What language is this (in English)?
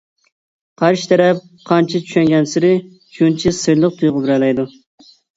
Uyghur